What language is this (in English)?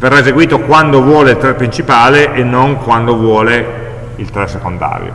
Italian